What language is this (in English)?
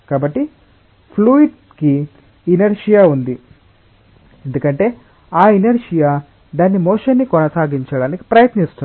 Telugu